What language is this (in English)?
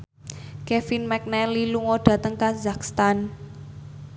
Javanese